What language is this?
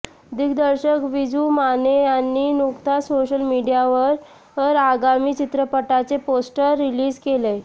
Marathi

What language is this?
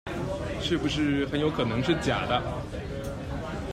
Chinese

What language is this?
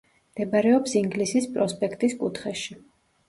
Georgian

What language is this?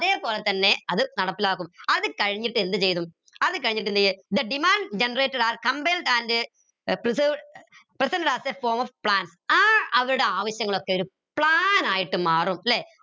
Malayalam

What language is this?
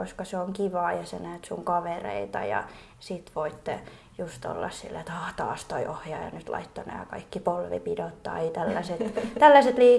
Finnish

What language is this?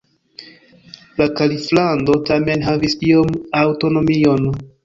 Esperanto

